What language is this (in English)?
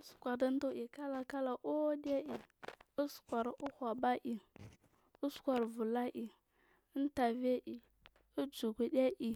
Marghi South